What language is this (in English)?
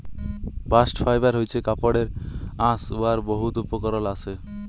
Bangla